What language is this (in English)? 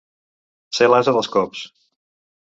Catalan